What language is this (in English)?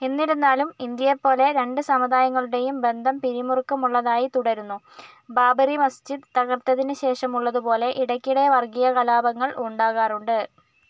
Malayalam